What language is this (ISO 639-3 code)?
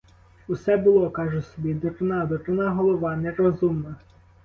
ukr